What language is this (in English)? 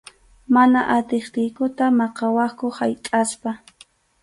Arequipa-La Unión Quechua